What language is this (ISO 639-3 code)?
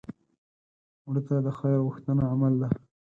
pus